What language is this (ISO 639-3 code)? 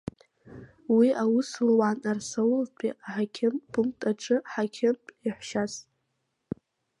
abk